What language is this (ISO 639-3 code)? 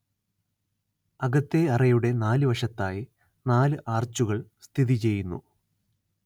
mal